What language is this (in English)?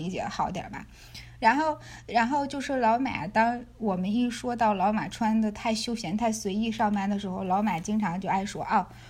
Chinese